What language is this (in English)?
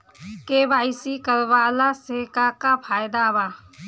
Bhojpuri